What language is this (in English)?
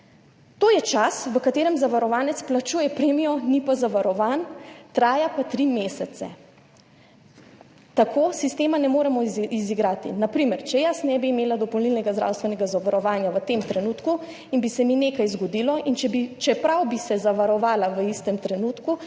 Slovenian